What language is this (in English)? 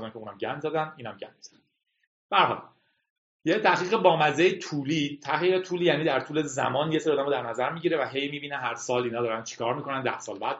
Persian